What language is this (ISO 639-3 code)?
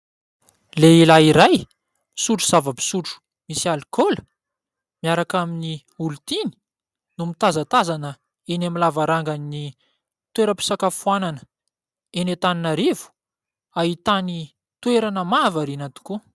mlg